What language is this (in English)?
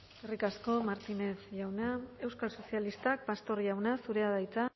Basque